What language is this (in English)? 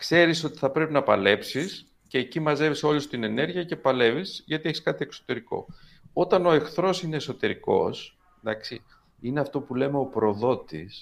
Greek